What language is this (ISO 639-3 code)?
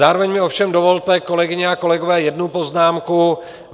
ces